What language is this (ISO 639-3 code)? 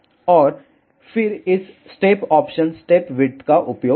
hin